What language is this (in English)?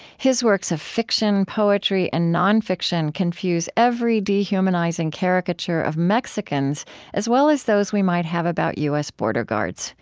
English